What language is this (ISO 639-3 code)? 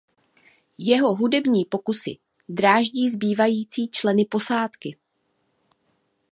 ces